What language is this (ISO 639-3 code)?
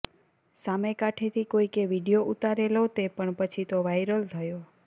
guj